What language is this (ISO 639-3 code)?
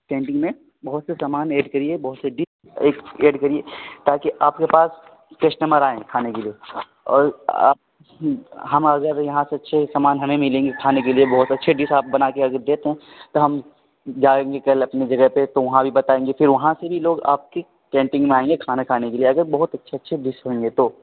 urd